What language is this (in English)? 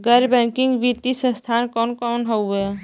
Bhojpuri